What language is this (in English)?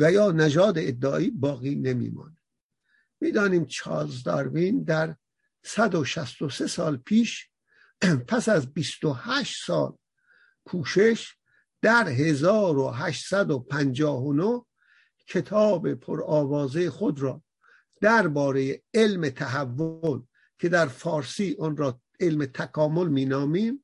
Persian